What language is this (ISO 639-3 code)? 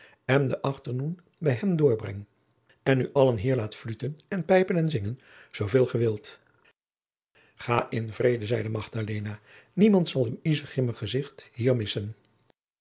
nld